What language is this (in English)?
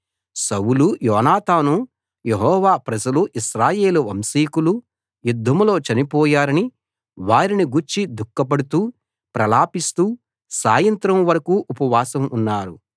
Telugu